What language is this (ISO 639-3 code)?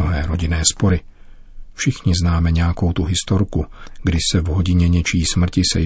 ces